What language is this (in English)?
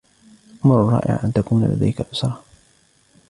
Arabic